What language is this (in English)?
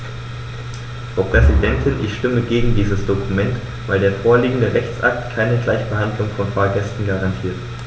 German